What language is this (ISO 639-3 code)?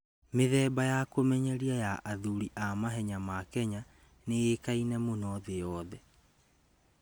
kik